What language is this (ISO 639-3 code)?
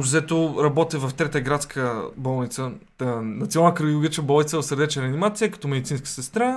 bul